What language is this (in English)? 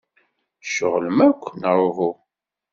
Kabyle